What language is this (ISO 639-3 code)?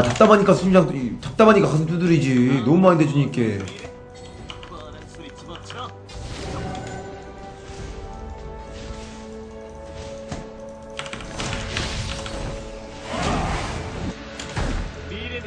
kor